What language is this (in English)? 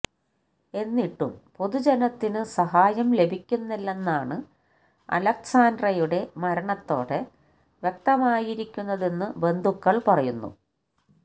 Malayalam